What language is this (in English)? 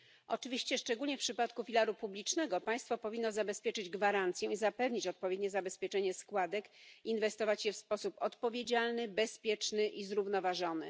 Polish